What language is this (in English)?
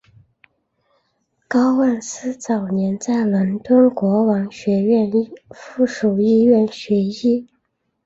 Chinese